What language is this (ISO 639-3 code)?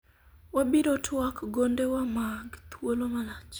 luo